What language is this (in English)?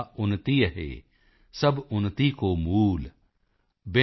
Punjabi